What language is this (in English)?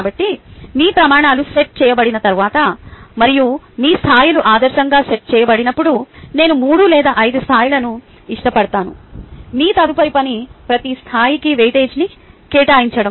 Telugu